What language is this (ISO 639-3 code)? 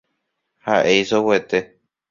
grn